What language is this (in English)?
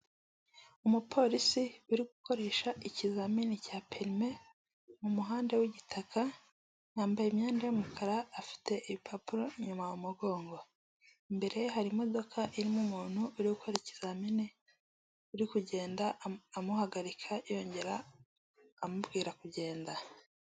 Kinyarwanda